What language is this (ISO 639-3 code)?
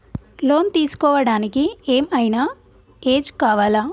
tel